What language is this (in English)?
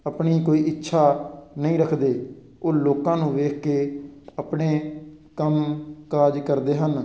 Punjabi